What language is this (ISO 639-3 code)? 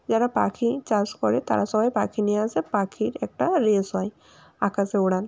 ben